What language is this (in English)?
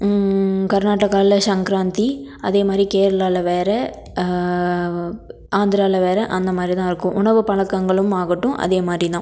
Tamil